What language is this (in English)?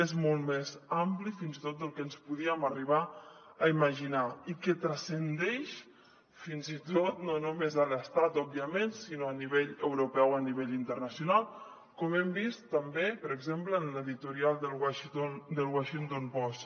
Catalan